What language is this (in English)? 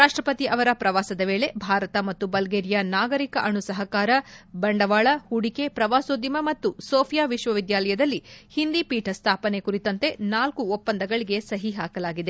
Kannada